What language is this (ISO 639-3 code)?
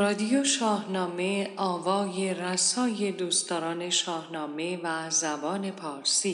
fas